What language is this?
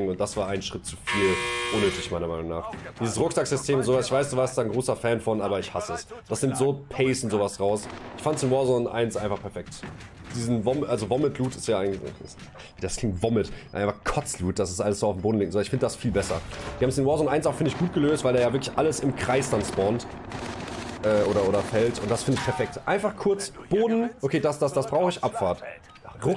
German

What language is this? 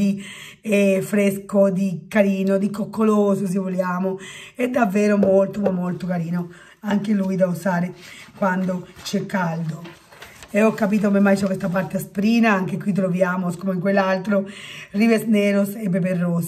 Italian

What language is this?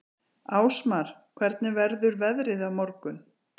Icelandic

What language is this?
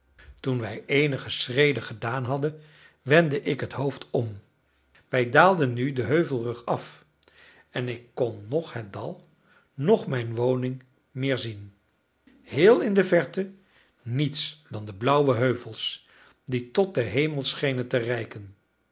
Dutch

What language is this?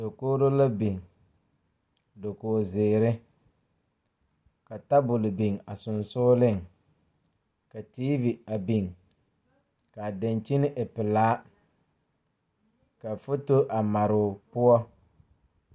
Southern Dagaare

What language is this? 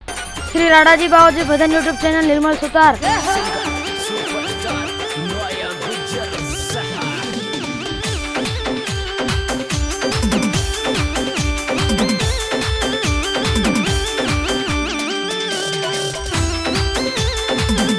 Hindi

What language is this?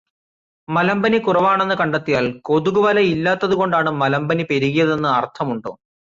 Malayalam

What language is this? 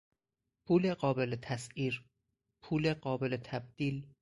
Persian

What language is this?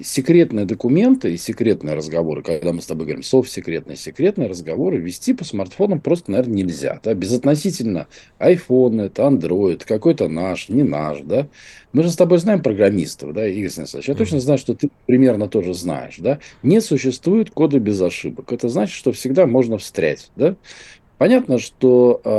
Russian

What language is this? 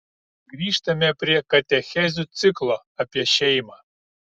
Lithuanian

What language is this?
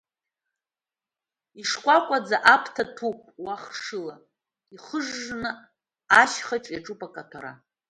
Abkhazian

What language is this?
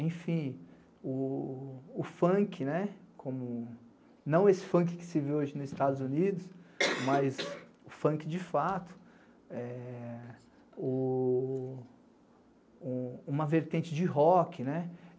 Portuguese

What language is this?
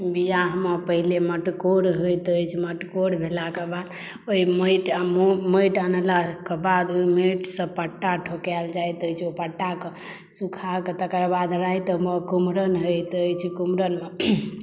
Maithili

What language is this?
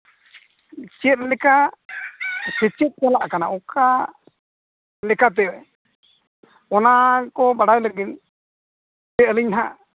Santali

